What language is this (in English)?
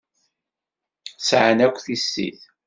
Kabyle